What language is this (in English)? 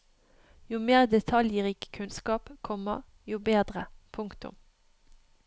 Norwegian